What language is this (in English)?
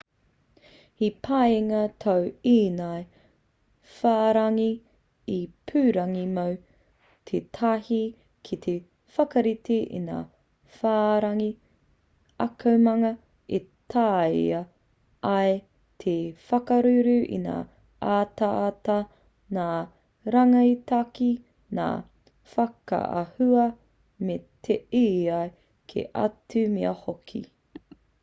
Māori